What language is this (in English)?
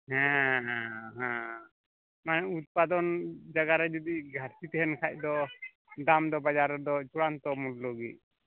Santali